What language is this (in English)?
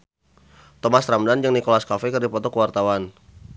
Sundanese